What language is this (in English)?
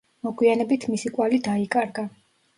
Georgian